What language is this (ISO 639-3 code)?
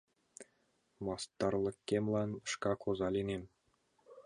chm